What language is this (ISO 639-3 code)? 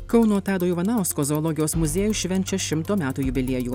lit